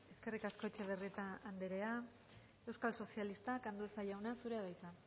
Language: Basque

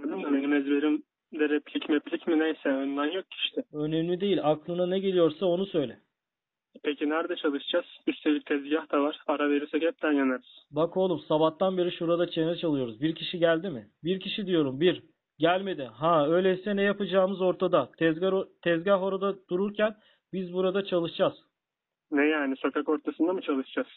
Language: Turkish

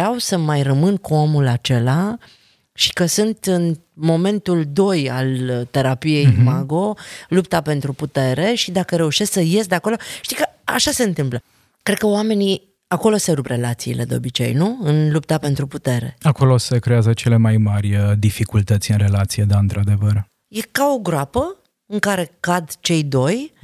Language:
Romanian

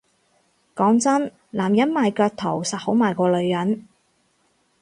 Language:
Cantonese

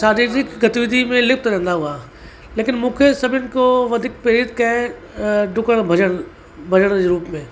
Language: Sindhi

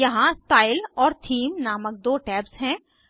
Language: Hindi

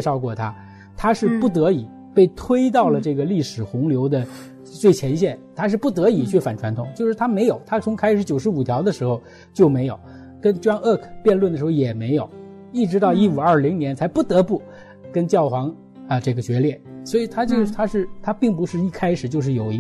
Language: Chinese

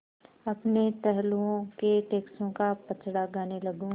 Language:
Hindi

